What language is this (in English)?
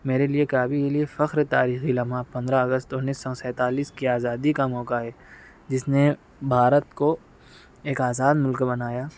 Urdu